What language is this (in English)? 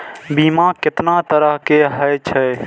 Maithili